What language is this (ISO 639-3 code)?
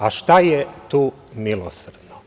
srp